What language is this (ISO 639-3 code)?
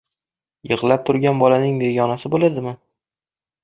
uzb